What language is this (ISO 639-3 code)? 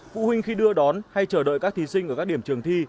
vie